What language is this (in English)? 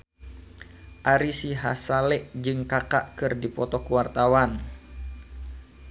Sundanese